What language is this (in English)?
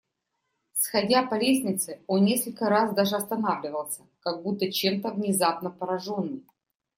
Russian